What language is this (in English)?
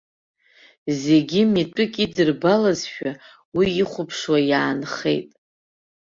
Abkhazian